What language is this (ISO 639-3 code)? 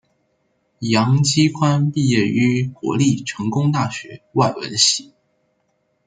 zho